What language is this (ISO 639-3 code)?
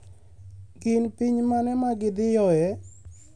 luo